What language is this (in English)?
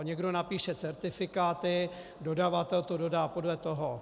Czech